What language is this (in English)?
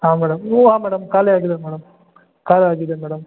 Kannada